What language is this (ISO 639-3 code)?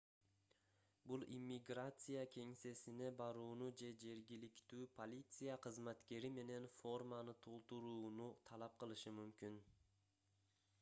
kir